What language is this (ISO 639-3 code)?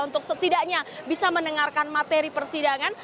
ind